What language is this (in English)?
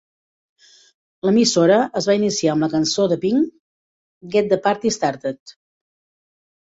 Catalan